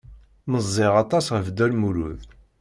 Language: Kabyle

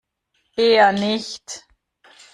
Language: German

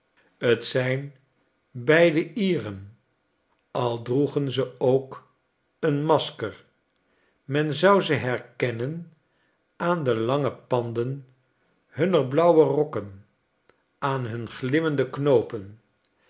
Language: Dutch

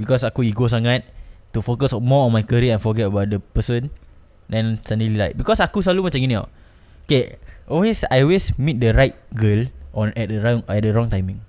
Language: Malay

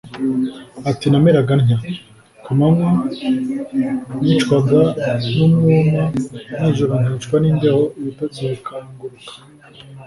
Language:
Kinyarwanda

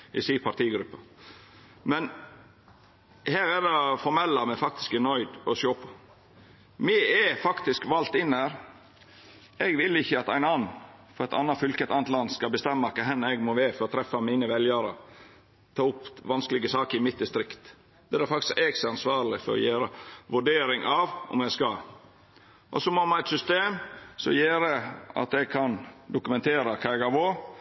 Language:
Norwegian Nynorsk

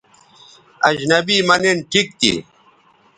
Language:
Bateri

